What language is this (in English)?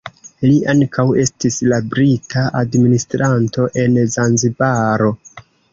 Esperanto